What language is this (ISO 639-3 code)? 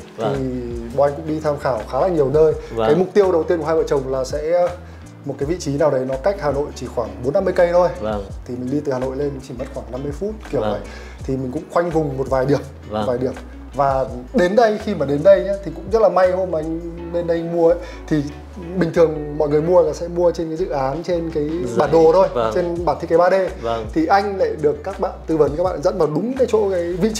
vie